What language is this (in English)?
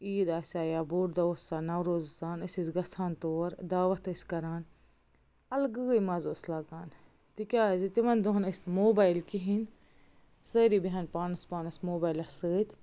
Kashmiri